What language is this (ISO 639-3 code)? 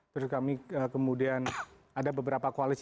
ind